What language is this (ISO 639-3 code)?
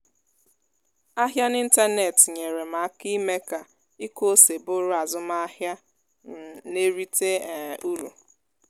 ibo